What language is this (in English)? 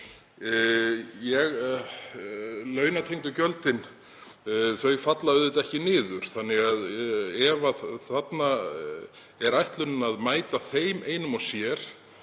Icelandic